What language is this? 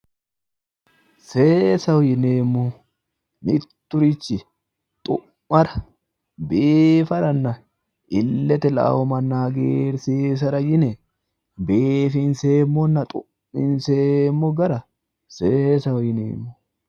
Sidamo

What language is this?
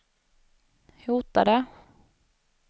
Swedish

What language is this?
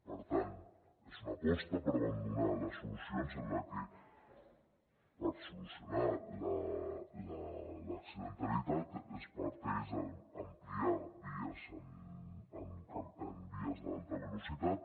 Catalan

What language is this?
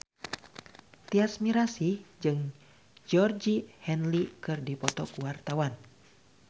Sundanese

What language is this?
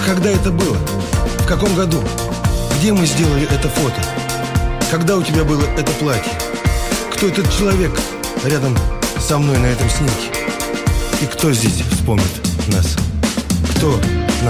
Russian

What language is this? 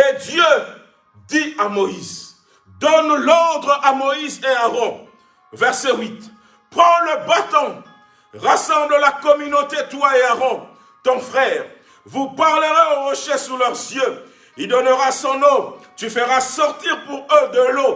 French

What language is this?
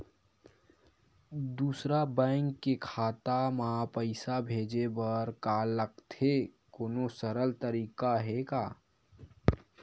Chhattisgarhi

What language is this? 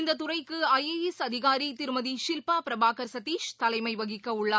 Tamil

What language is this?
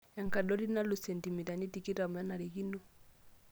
Masai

